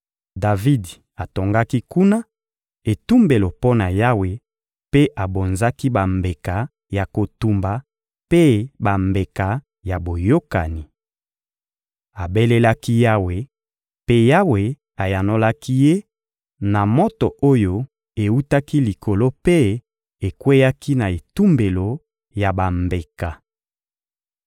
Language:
Lingala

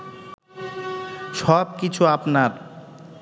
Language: Bangla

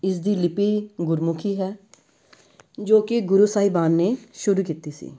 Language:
Punjabi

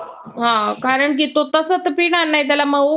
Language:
Marathi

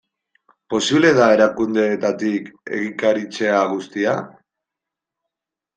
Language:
Basque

